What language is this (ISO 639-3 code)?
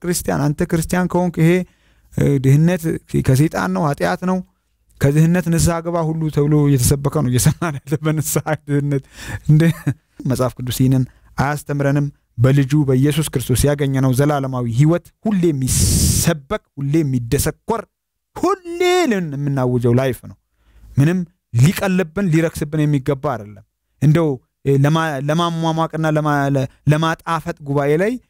ara